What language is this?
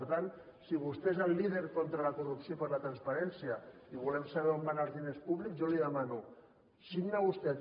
Catalan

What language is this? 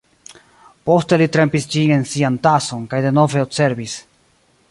Esperanto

